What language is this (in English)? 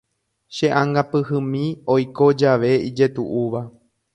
Guarani